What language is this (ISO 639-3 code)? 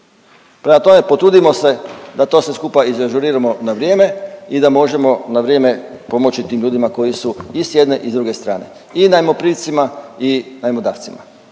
hrv